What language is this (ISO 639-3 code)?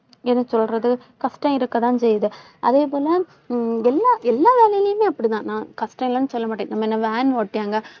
tam